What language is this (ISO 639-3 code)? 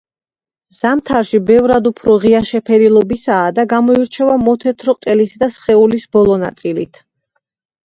kat